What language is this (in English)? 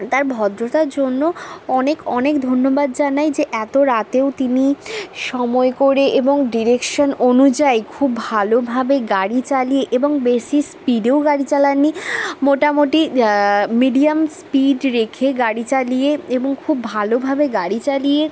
Bangla